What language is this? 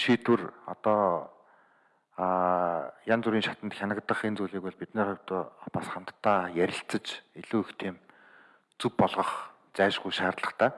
German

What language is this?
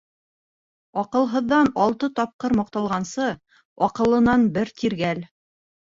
Bashkir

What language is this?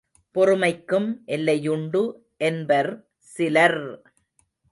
Tamil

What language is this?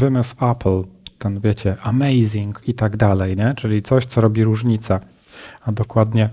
Polish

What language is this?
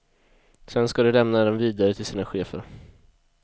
Swedish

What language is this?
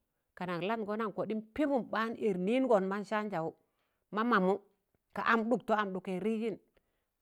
Tangale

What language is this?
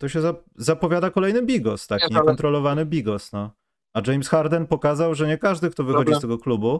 Polish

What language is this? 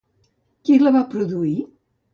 Catalan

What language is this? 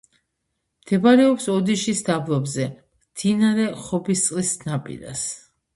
Georgian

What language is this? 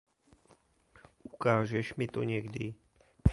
Czech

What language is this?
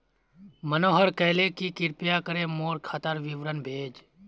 Magahi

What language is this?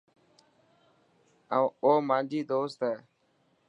Dhatki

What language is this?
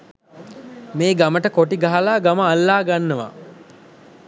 Sinhala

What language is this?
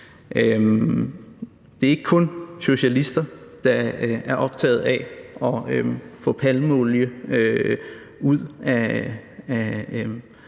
Danish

